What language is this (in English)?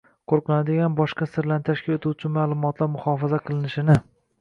Uzbek